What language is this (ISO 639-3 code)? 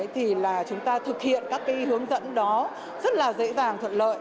vie